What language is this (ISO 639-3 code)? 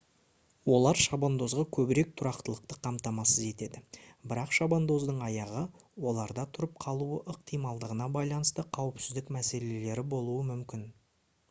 kaz